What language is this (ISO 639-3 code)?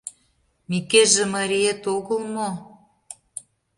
chm